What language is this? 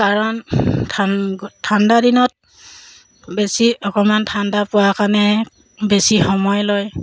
Assamese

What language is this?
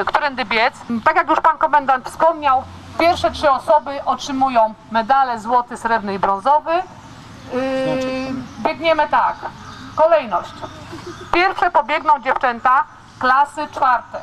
Polish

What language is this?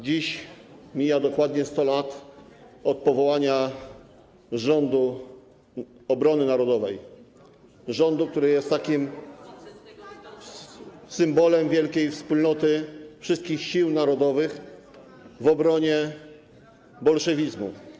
Polish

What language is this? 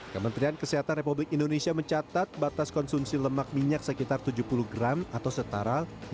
Indonesian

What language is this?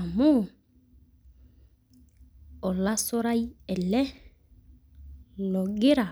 Masai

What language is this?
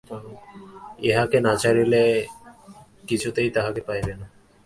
Bangla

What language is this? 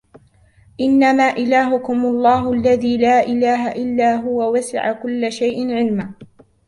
Arabic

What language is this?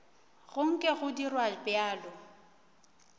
Northern Sotho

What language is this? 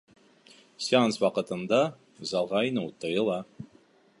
Bashkir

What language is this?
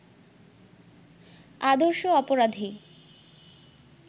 Bangla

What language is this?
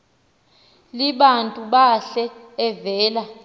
Xhosa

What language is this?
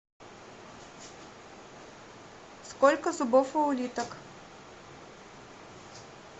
Russian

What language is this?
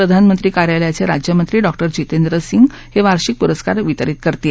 Marathi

